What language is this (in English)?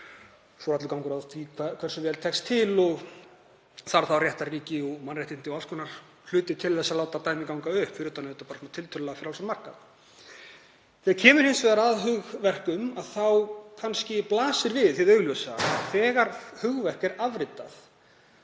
Icelandic